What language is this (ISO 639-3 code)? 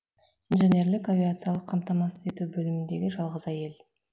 kaz